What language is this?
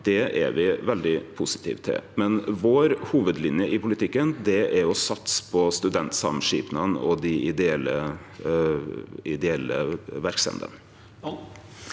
Norwegian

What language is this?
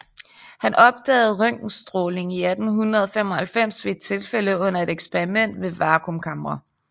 Danish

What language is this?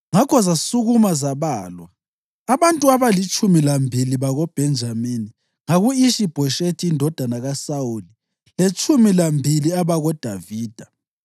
North Ndebele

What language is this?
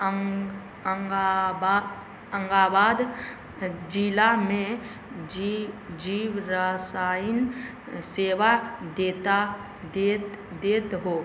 Maithili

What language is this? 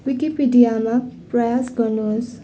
Nepali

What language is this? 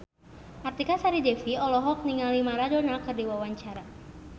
Sundanese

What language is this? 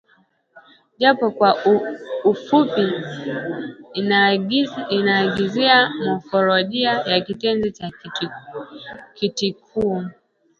Swahili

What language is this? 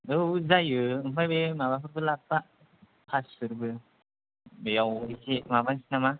Bodo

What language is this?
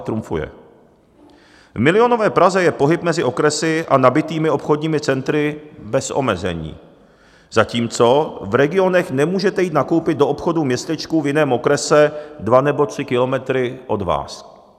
Czech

